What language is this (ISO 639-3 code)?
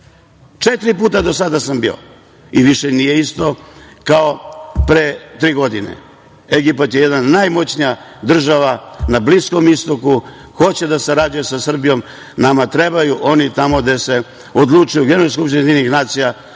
srp